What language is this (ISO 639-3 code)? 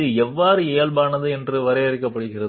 tel